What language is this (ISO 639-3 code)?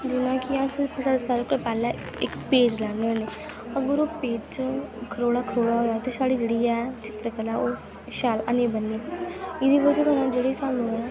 doi